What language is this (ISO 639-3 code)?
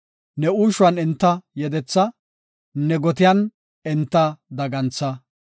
gof